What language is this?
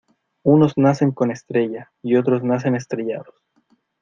Spanish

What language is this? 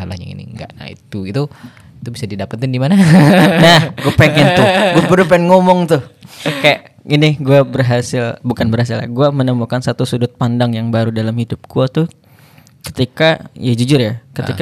Indonesian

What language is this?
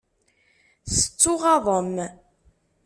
Kabyle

